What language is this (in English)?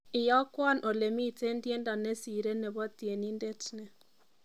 Kalenjin